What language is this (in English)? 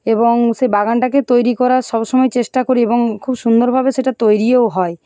Bangla